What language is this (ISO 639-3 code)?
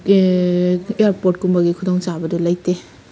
mni